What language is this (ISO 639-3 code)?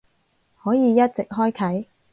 yue